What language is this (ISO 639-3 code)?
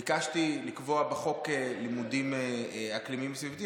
heb